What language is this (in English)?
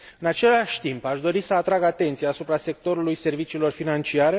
Romanian